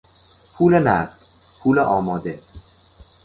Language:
Persian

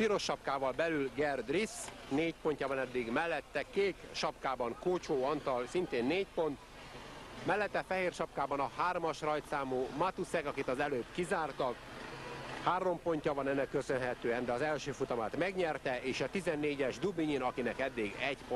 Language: Hungarian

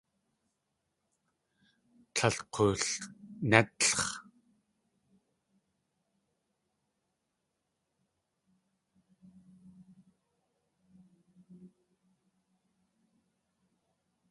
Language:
Tlingit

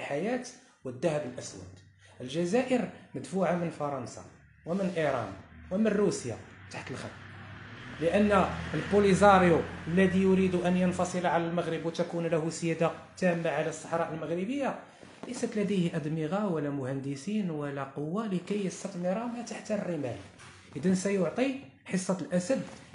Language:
Arabic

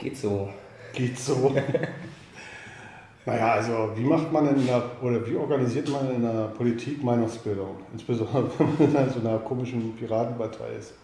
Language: German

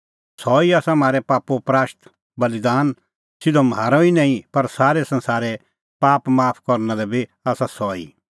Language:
Kullu Pahari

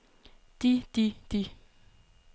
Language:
Danish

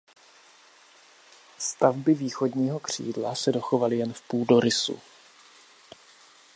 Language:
Czech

